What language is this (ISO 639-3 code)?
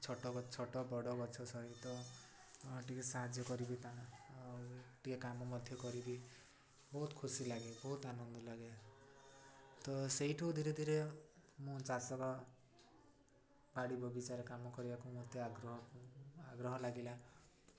ori